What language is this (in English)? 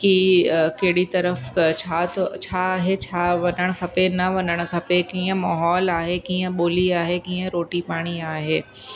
Sindhi